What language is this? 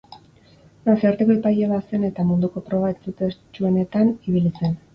Basque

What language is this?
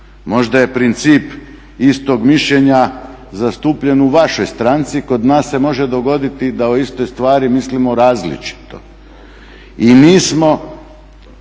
Croatian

